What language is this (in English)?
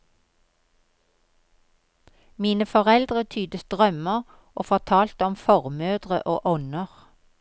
Norwegian